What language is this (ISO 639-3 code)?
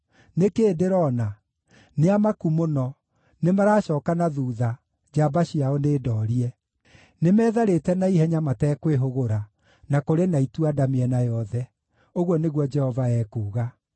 kik